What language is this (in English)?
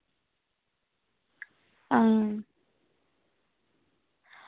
Dogri